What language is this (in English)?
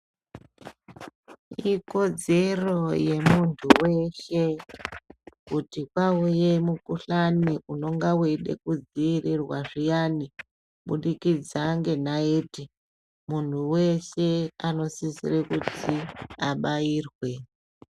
Ndau